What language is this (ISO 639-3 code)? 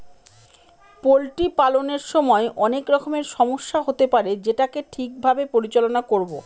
ben